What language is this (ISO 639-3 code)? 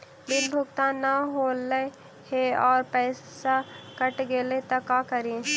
mag